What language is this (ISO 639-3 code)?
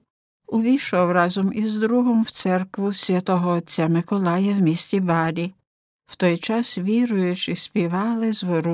ukr